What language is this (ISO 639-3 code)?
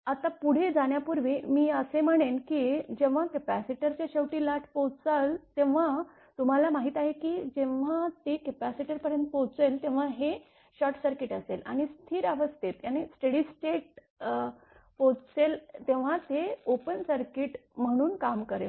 mar